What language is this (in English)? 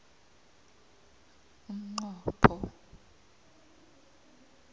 South Ndebele